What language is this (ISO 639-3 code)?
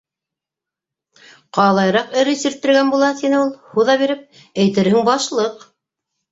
bak